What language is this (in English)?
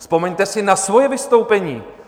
Czech